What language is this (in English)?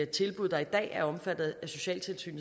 Danish